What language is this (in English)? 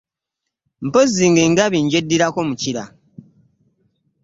Ganda